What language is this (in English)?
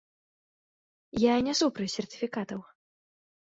Belarusian